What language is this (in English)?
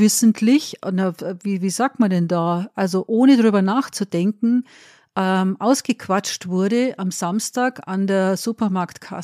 German